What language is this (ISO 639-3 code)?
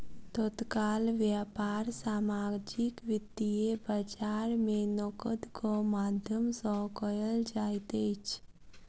mai